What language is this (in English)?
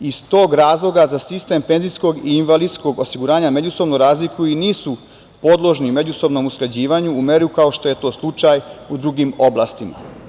Serbian